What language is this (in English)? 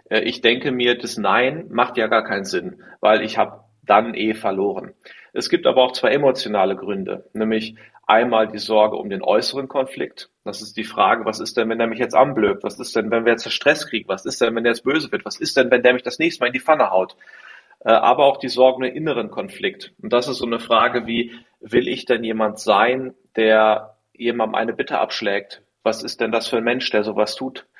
German